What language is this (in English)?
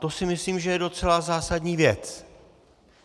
Czech